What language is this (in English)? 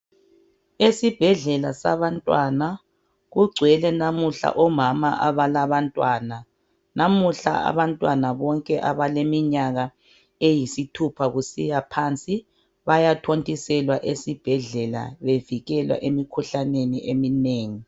North Ndebele